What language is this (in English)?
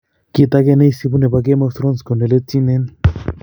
Kalenjin